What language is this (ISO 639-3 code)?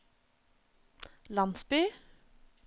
nor